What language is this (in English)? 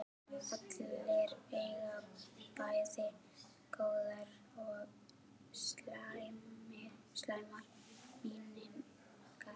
Icelandic